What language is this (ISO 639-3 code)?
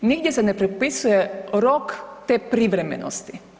hrv